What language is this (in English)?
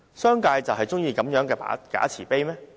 Cantonese